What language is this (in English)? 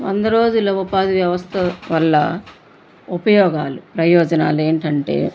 Telugu